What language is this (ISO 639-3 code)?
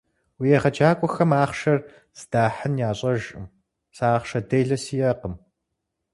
kbd